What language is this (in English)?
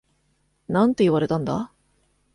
Japanese